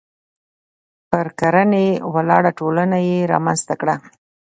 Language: Pashto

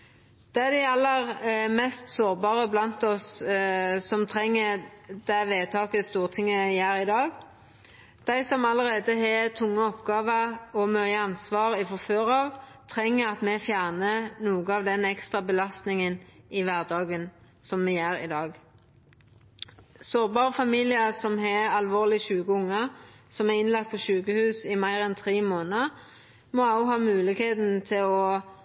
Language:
Norwegian Nynorsk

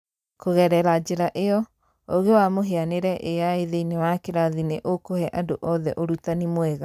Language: Kikuyu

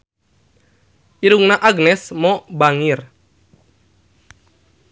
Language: Sundanese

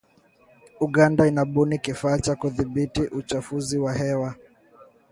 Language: Swahili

